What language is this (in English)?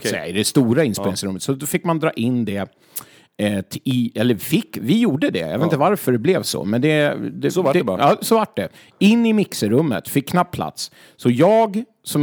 Swedish